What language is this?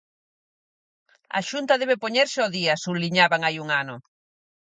Galician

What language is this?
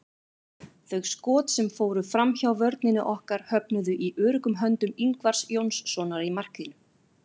Icelandic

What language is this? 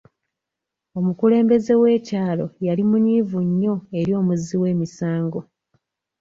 Ganda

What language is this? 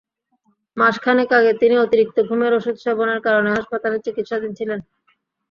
Bangla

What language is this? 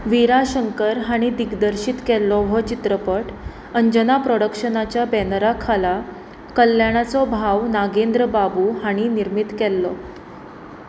Konkani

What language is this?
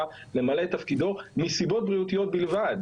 Hebrew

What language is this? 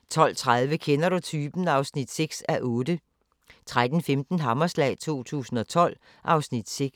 Danish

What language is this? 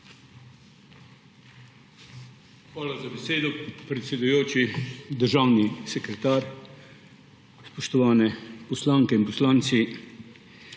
Slovenian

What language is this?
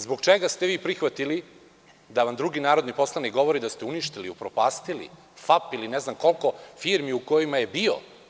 Serbian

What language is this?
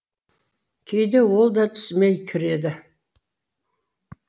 Kazakh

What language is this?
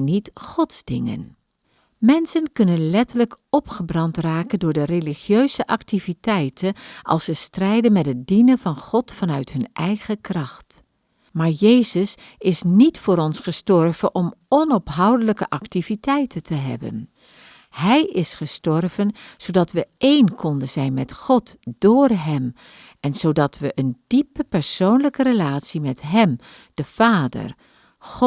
Dutch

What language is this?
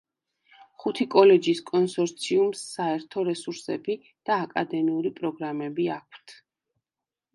Georgian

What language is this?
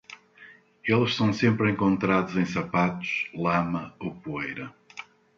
Portuguese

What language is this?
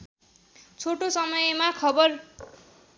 Nepali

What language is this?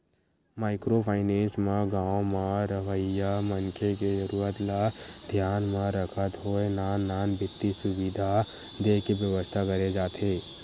Chhattisgarhi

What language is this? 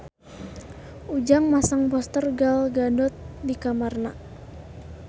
Sundanese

